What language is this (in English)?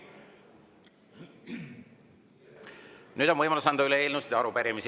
Estonian